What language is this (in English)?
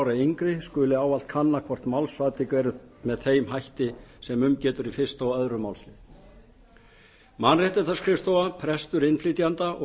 Icelandic